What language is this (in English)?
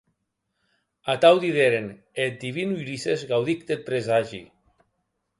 Occitan